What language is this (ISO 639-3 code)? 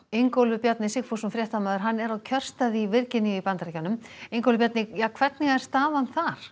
isl